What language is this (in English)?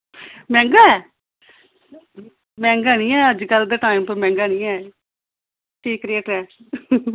Dogri